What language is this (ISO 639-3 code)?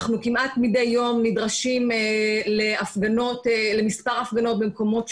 heb